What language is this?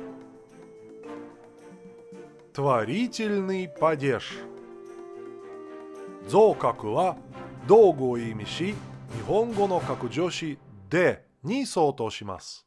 Japanese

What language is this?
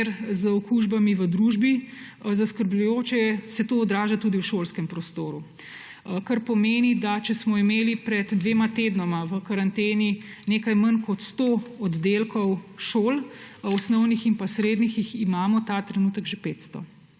Slovenian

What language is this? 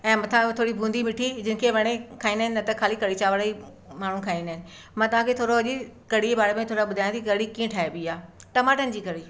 Sindhi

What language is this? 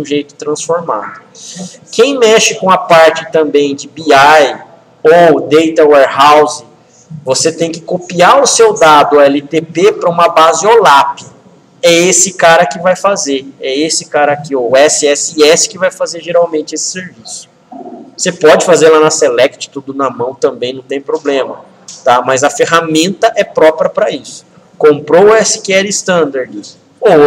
Portuguese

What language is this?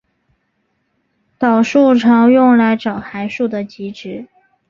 Chinese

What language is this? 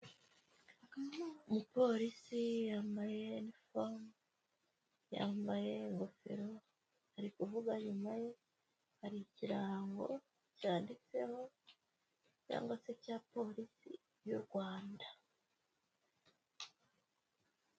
Kinyarwanda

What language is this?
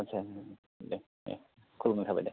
Bodo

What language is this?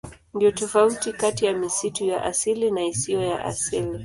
Swahili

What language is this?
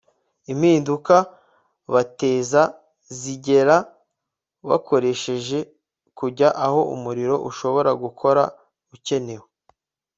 Kinyarwanda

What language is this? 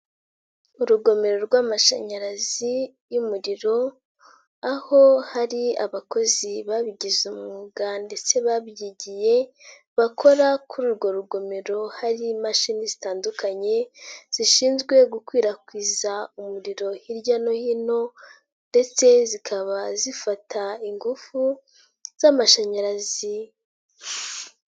Kinyarwanda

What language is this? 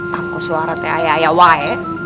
Indonesian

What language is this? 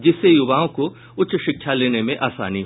Hindi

